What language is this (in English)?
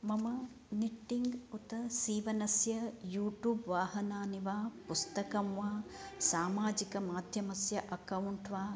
Sanskrit